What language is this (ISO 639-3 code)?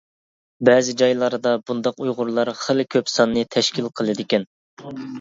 uig